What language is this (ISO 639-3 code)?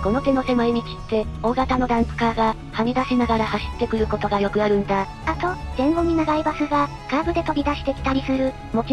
jpn